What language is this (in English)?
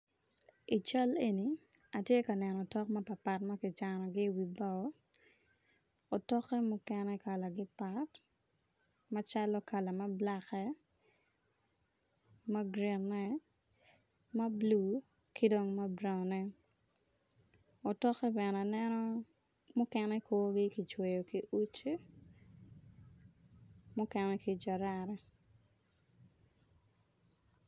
Acoli